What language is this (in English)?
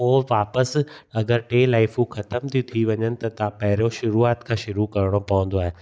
Sindhi